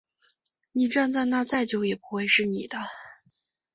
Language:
Chinese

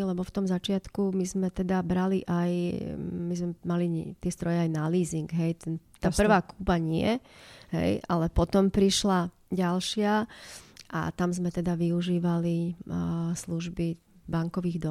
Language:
Slovak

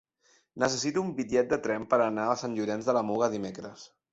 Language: Catalan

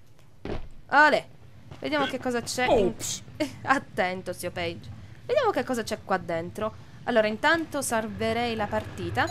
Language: Italian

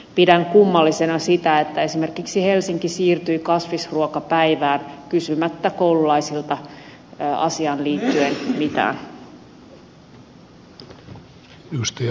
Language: Finnish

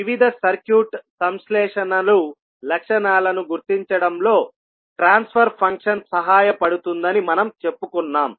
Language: Telugu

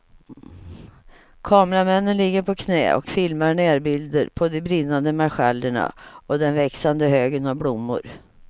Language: Swedish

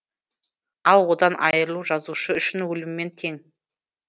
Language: Kazakh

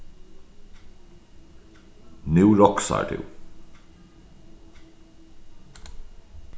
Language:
Faroese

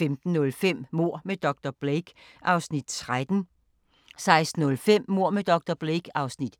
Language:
Danish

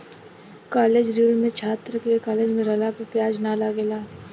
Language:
Bhojpuri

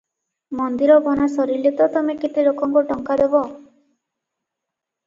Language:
Odia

